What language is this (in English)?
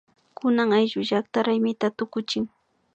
Imbabura Highland Quichua